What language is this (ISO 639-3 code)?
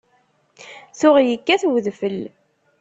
kab